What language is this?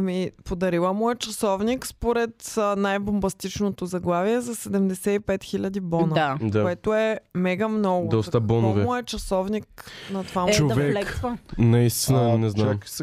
Bulgarian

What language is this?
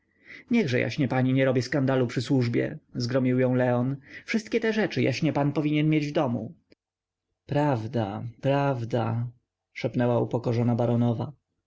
Polish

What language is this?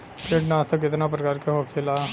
Bhojpuri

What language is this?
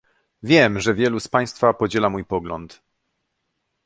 Polish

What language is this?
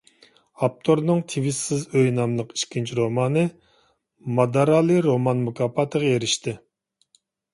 Uyghur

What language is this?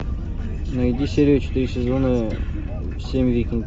Russian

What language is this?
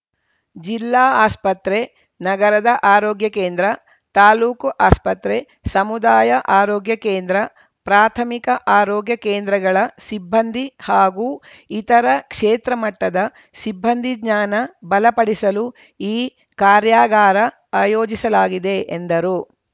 Kannada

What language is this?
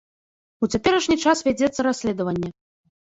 Belarusian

